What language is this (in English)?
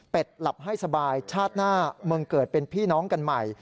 Thai